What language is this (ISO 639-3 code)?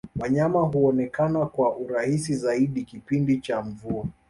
swa